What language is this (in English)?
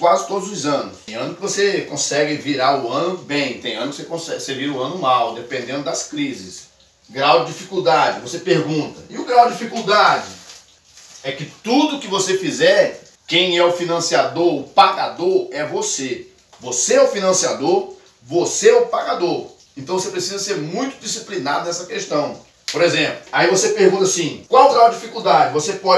Portuguese